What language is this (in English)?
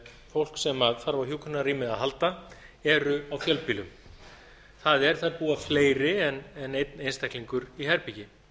Icelandic